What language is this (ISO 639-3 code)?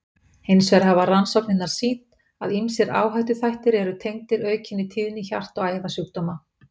isl